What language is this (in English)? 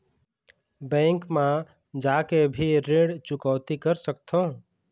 Chhattisgarhi